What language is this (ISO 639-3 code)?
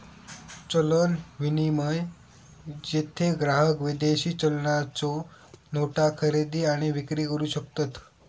mar